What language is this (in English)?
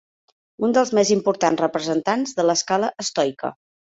Catalan